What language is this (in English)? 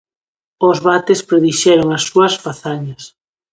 Galician